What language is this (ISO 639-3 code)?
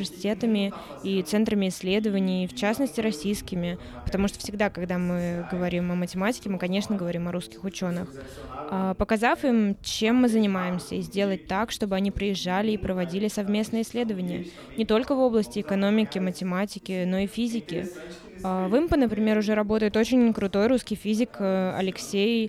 rus